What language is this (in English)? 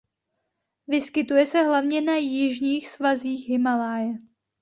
Czech